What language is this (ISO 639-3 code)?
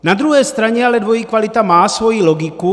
ces